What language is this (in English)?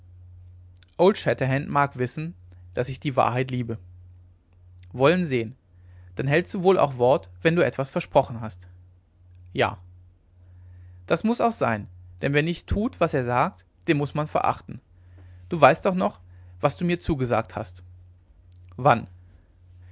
German